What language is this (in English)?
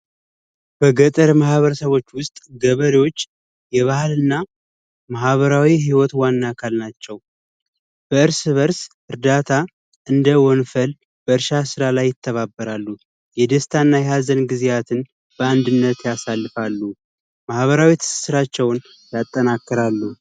Amharic